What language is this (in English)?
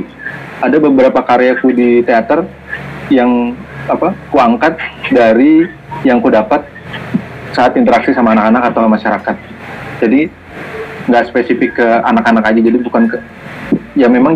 Indonesian